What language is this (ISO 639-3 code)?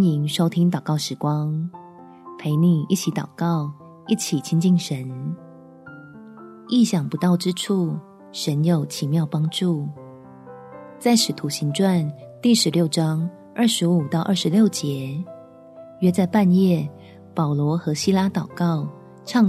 zho